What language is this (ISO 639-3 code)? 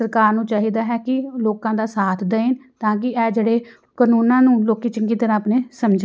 pan